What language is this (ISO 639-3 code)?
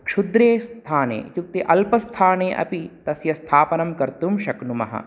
san